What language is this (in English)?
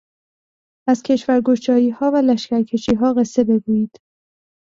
Persian